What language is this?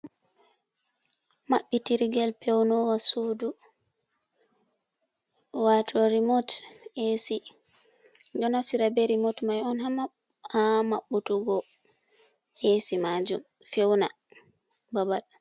Fula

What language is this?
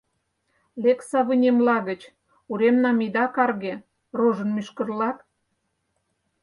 Mari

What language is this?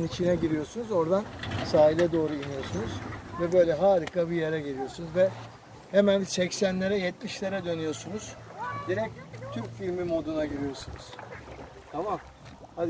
Turkish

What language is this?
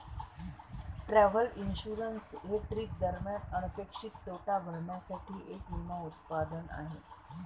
Marathi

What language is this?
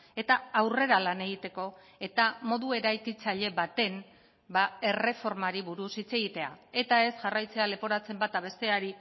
Basque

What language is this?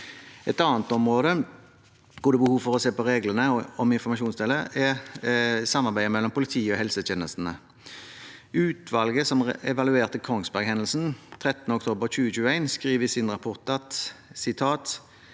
Norwegian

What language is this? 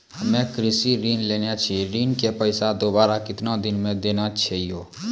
Maithili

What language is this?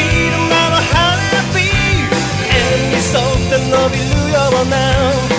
Japanese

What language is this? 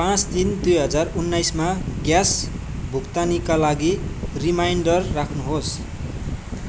Nepali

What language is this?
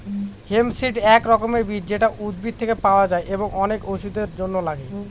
Bangla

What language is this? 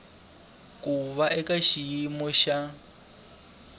Tsonga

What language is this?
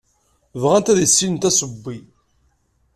Kabyle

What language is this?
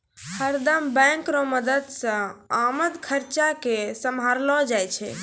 Maithili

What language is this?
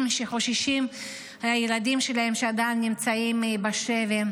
Hebrew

